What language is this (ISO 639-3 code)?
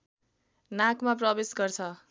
nep